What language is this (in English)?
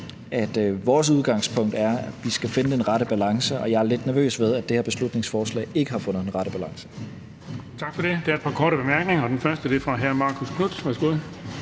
Danish